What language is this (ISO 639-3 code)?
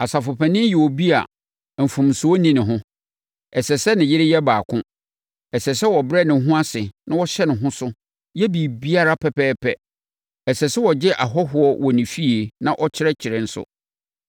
aka